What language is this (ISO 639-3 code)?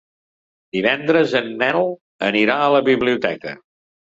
cat